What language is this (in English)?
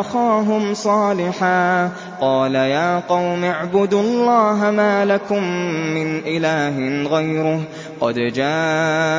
Arabic